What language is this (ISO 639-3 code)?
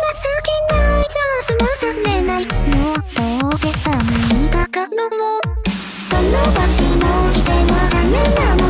jpn